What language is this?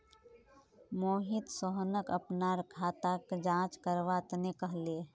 Magahi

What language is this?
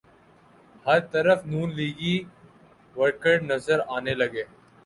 Urdu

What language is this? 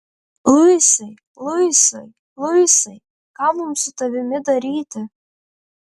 Lithuanian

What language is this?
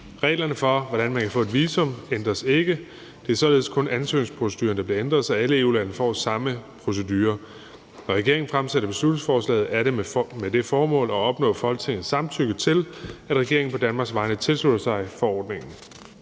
Danish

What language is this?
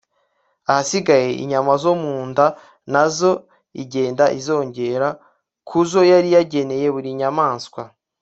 Kinyarwanda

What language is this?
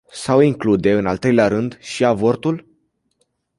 Romanian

